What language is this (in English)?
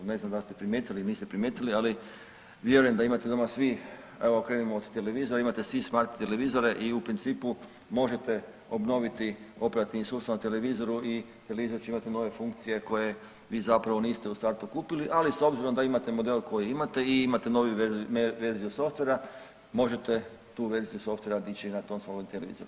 Croatian